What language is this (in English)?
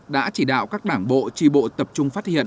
Vietnamese